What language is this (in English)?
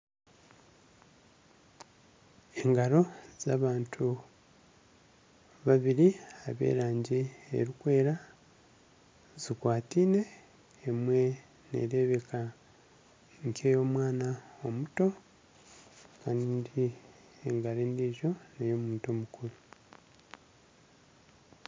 Nyankole